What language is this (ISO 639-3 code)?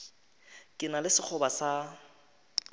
nso